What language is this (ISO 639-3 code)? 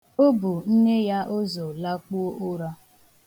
ibo